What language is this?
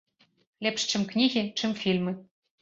Belarusian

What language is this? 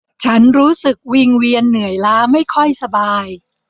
Thai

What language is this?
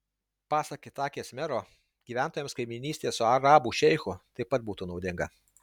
Lithuanian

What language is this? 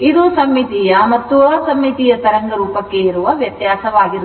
Kannada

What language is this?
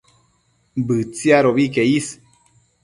Matsés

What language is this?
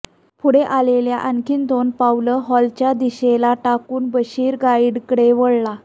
Marathi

